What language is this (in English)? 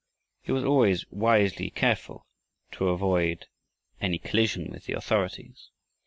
English